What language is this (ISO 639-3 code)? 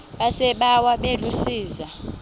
xho